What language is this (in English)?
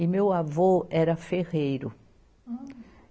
Portuguese